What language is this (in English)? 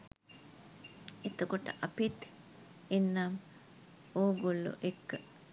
Sinhala